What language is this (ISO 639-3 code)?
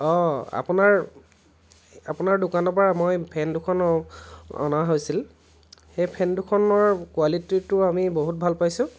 asm